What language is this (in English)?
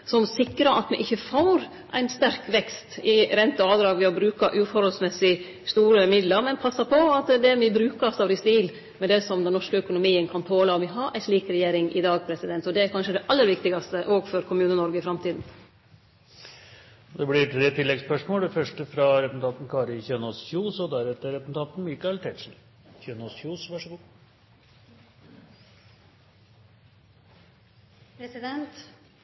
Norwegian